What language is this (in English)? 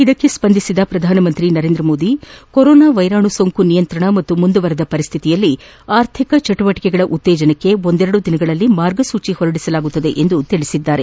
Kannada